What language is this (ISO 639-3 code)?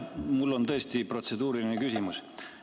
est